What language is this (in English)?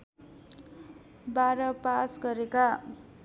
Nepali